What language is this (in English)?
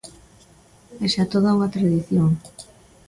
Galician